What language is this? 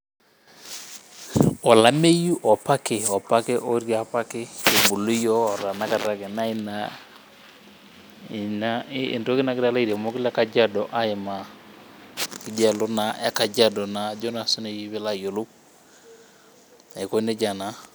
Masai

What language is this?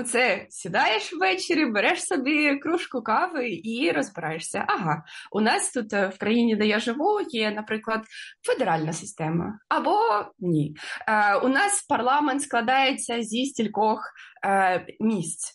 Ukrainian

